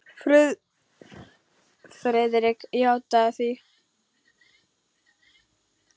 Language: Icelandic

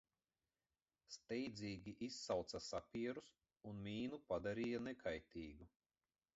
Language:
Latvian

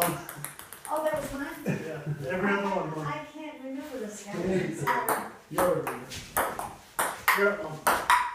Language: English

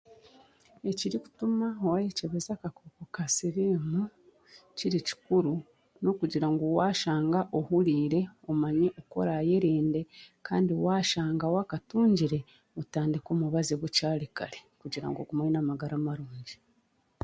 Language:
Chiga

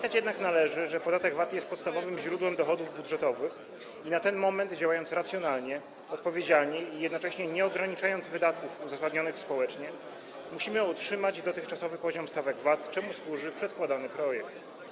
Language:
Polish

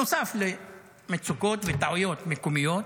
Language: Hebrew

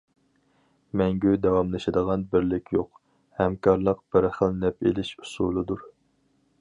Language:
Uyghur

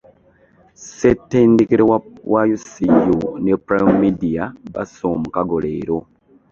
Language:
Ganda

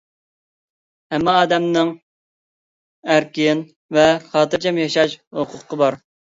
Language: Uyghur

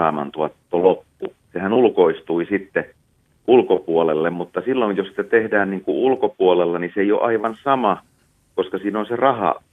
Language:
Finnish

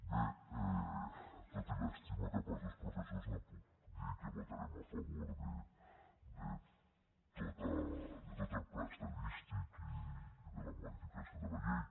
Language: Catalan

